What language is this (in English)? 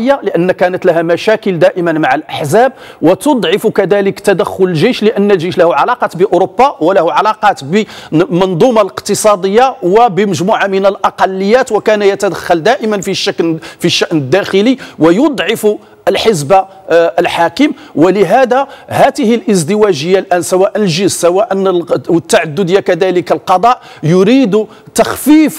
Arabic